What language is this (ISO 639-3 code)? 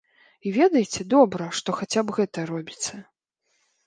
bel